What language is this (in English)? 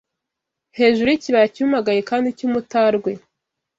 Kinyarwanda